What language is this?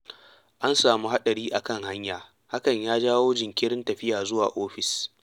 Hausa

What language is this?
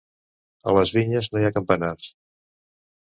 Catalan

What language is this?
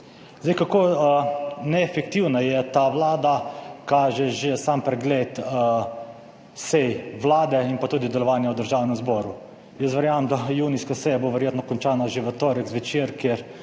Slovenian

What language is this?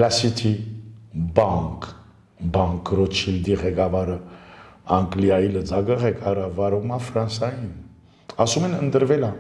Romanian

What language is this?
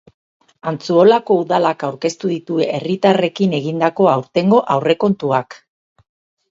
Basque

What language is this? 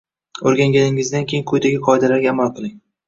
Uzbek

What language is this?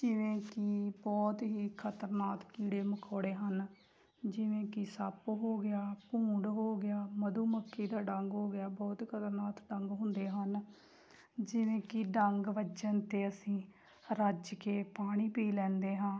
Punjabi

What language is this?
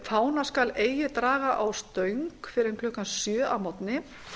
Icelandic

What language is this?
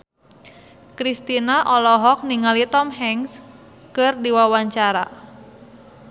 Sundanese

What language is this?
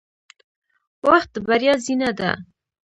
Pashto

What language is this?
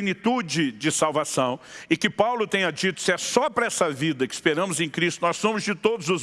Portuguese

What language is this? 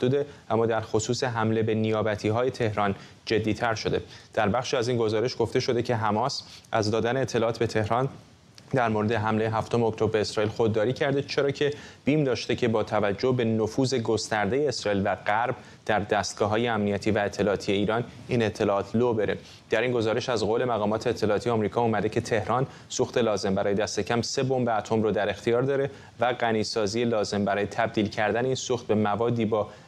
Persian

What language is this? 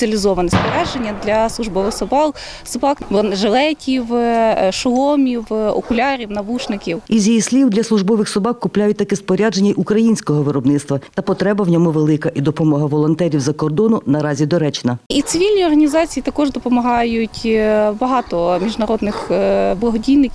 Ukrainian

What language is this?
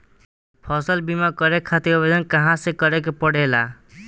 Bhojpuri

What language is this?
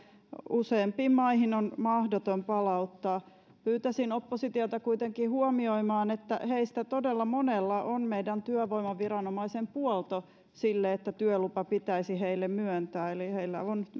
Finnish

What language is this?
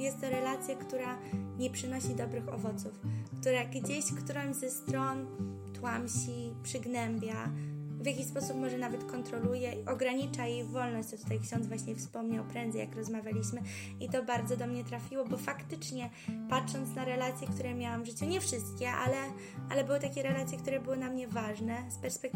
Polish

